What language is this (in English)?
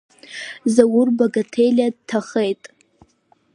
Abkhazian